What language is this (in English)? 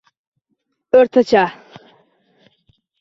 Uzbek